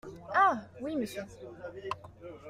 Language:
French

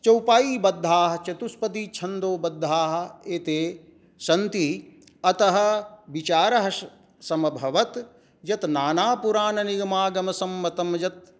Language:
Sanskrit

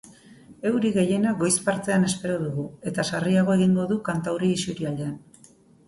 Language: Basque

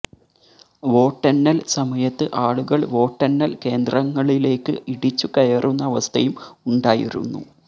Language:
Malayalam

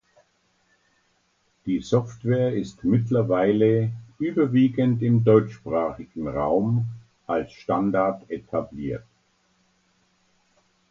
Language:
German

